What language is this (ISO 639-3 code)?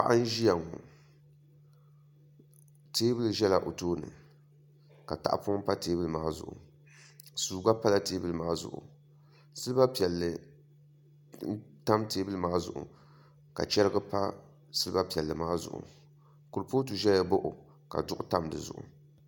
dag